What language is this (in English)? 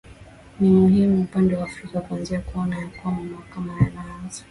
Swahili